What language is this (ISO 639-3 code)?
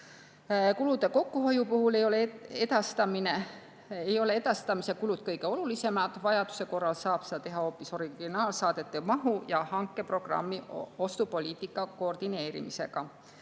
est